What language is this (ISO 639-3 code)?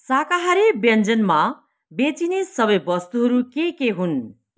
nep